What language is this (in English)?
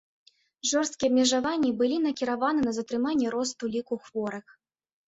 Belarusian